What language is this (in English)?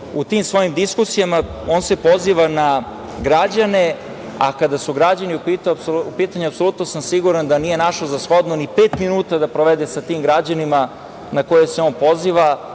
Serbian